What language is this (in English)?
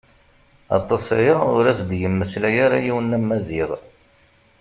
Kabyle